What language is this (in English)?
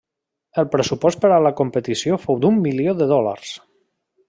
Catalan